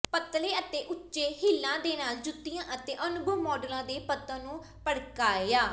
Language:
Punjabi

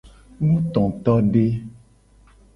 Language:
Gen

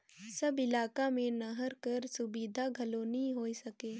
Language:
Chhattisgarhi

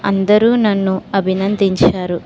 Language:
Telugu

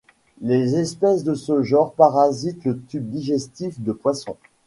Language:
French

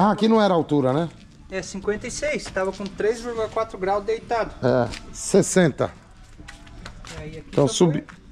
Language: Portuguese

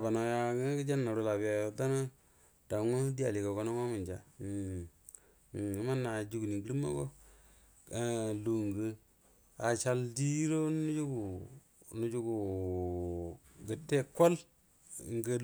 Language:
Buduma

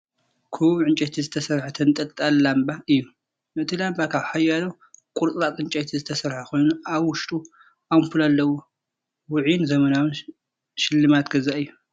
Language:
Tigrinya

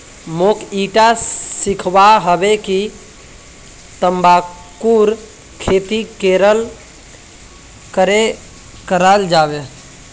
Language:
Magahi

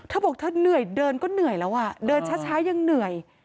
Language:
Thai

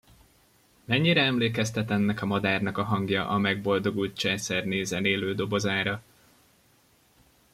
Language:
Hungarian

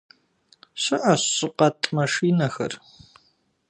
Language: Kabardian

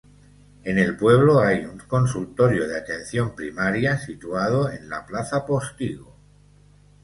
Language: Spanish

